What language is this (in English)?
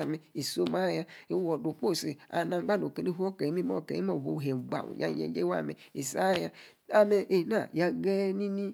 Yace